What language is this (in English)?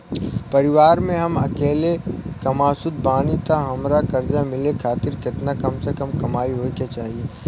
Bhojpuri